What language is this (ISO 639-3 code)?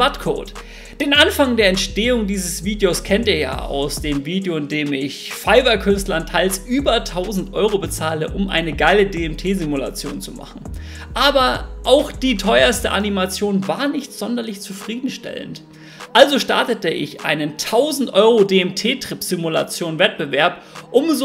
deu